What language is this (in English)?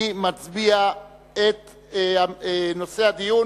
Hebrew